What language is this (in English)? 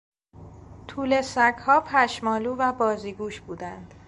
Persian